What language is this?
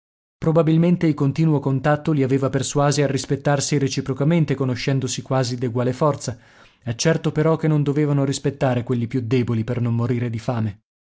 Italian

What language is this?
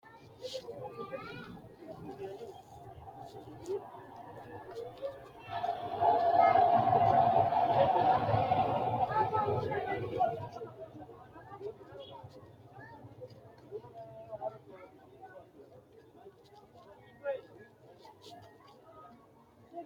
Sidamo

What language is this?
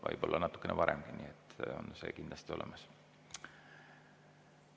Estonian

